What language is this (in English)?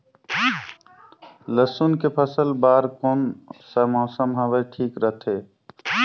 Chhattisgarhi